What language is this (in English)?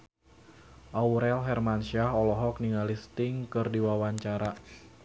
Sundanese